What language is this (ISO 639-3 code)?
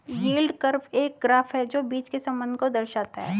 hin